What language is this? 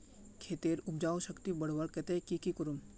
Magahi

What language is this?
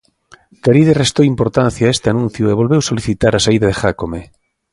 Galician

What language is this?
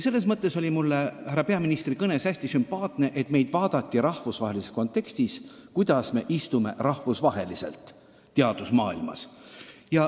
Estonian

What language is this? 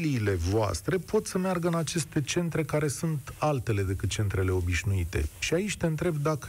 Romanian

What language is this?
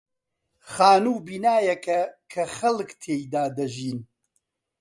Central Kurdish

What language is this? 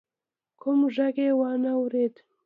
Pashto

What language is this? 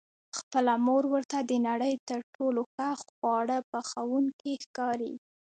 Pashto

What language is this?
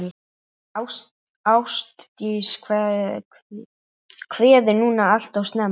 Icelandic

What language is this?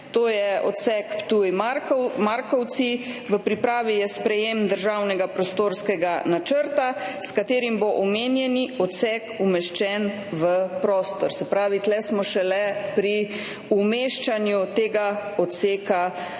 Slovenian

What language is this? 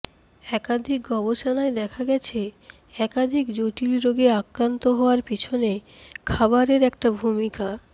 Bangla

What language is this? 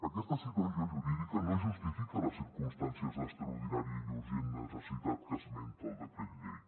Catalan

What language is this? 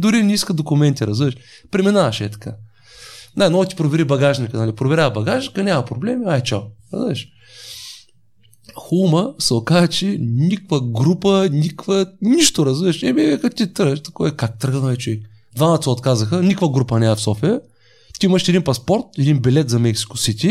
Bulgarian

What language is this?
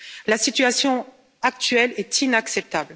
French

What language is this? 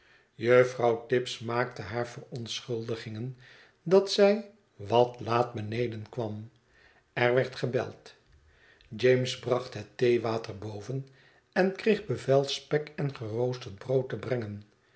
Dutch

